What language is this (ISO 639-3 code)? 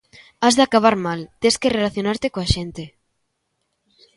glg